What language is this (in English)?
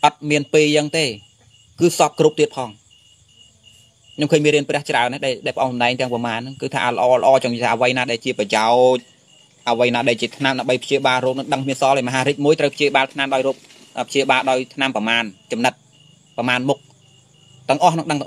Vietnamese